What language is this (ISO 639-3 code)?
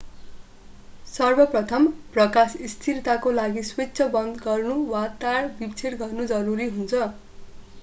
nep